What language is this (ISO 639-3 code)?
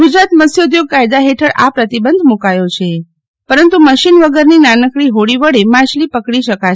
guj